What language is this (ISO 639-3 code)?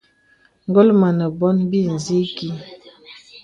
beb